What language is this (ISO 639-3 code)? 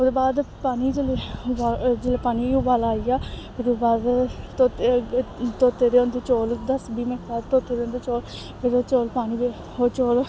doi